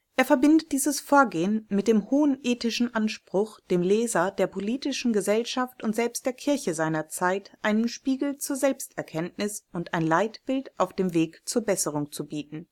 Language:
German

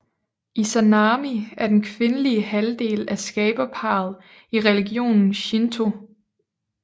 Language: Danish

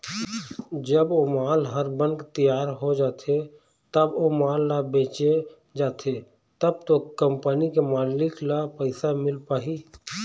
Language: Chhattisgarhi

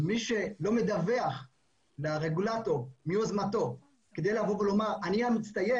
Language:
Hebrew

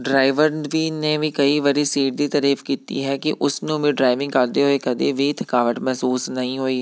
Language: Punjabi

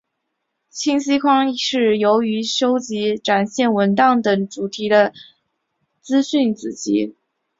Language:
Chinese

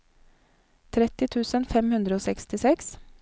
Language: Norwegian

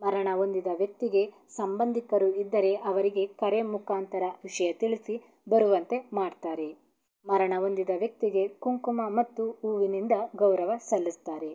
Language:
Kannada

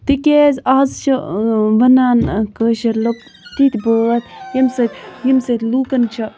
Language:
Kashmiri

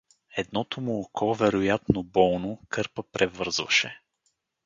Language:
Bulgarian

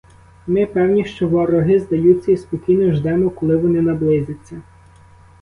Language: Ukrainian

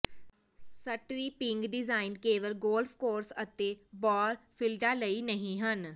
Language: Punjabi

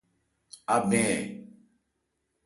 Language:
Ebrié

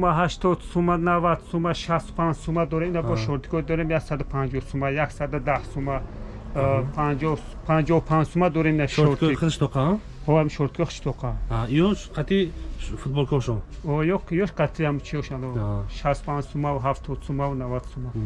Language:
Turkish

